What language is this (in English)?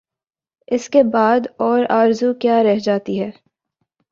Urdu